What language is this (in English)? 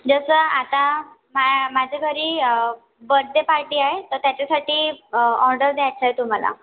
Marathi